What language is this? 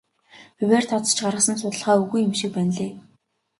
Mongolian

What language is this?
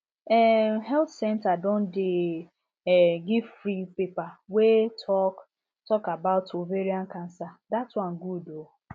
Nigerian Pidgin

